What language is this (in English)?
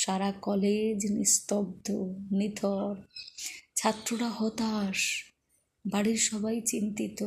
Bangla